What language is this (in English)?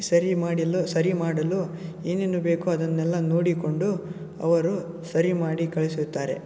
Kannada